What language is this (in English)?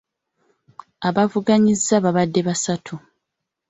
Ganda